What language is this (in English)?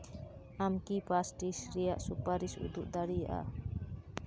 Santali